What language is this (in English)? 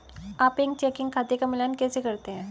Hindi